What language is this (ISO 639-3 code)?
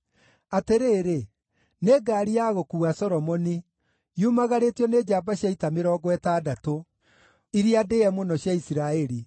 kik